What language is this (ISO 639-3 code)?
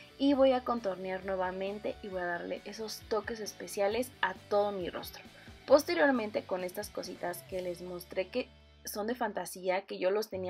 spa